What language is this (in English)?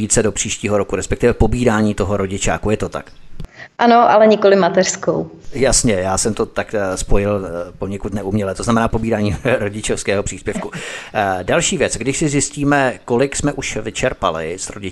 Czech